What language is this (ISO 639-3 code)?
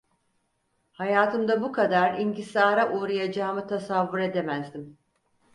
tur